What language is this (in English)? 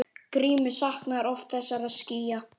Icelandic